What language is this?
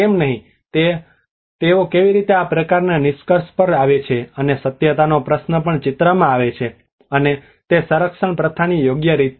Gujarati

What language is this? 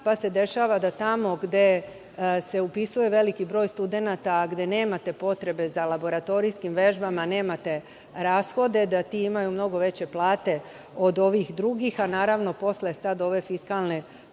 Serbian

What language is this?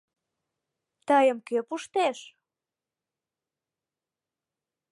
Mari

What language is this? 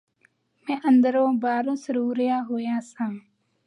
Punjabi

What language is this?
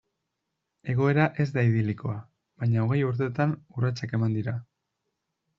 Basque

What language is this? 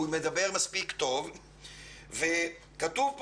Hebrew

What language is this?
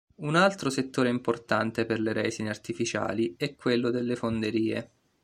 Italian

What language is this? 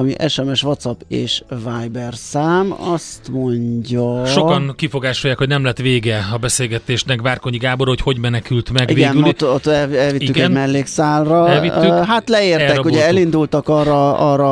Hungarian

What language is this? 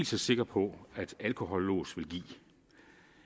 Danish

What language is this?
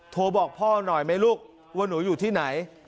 Thai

